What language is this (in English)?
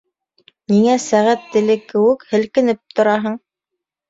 Bashkir